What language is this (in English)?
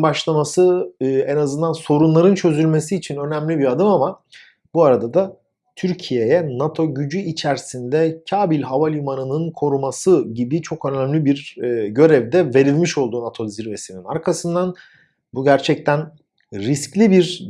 Turkish